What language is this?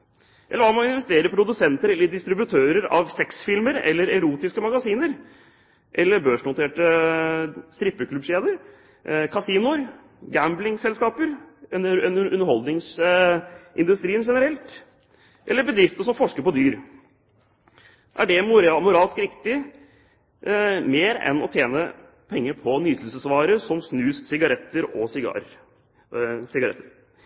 Norwegian Bokmål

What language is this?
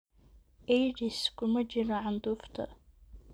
Somali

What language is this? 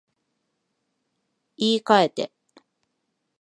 Japanese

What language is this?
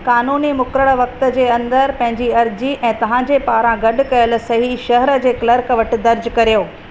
Sindhi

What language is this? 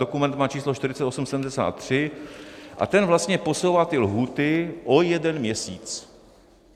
Czech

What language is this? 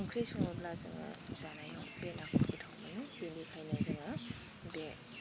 Bodo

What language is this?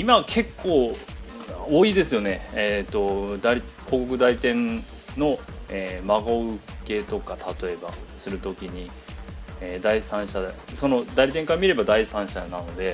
Japanese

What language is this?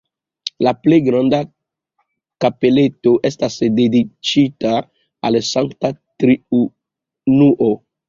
Esperanto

